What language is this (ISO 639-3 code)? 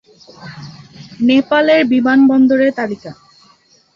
ben